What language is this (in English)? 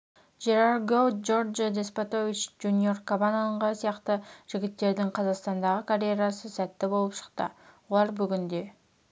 Kazakh